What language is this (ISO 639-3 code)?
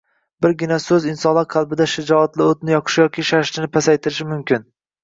uzb